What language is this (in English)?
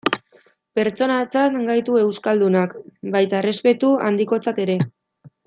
Basque